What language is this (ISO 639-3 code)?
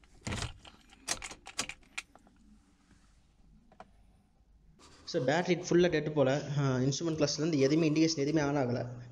hin